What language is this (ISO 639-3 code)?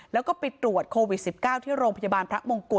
tha